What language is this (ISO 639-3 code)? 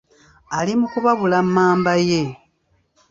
lug